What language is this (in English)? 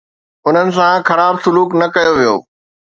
Sindhi